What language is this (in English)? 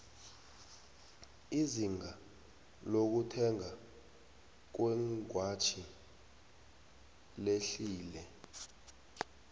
South Ndebele